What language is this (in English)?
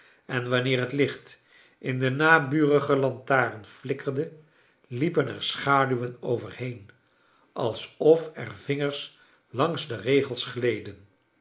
Dutch